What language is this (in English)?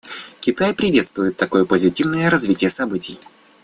Russian